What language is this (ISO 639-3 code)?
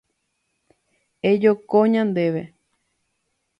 grn